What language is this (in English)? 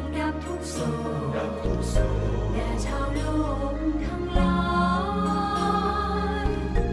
Vietnamese